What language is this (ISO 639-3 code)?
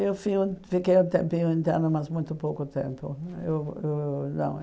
por